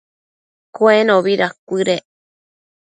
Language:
Matsés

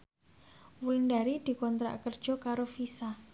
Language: Javanese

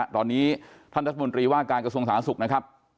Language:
Thai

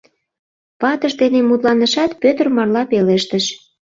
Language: Mari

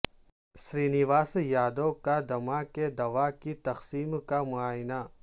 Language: Urdu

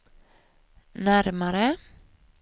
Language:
Swedish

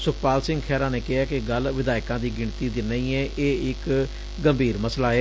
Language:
Punjabi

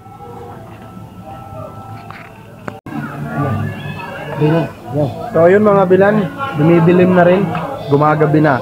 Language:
Filipino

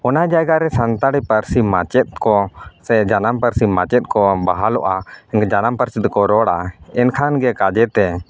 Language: Santali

